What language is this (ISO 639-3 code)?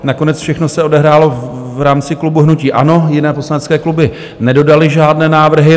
ces